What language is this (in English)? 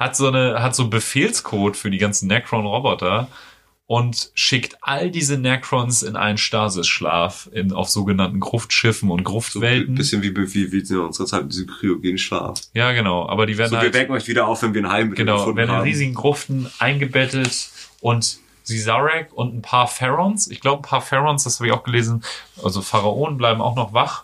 German